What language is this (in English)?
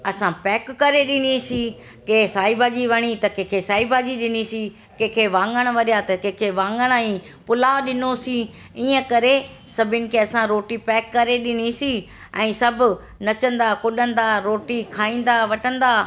Sindhi